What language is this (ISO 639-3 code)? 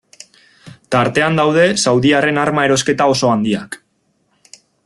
eus